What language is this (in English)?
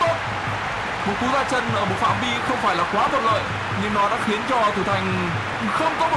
Vietnamese